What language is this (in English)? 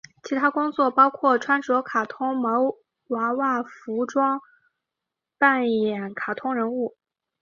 Chinese